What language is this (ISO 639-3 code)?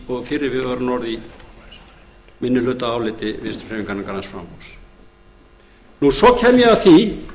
isl